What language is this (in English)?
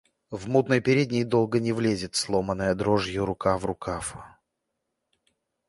Russian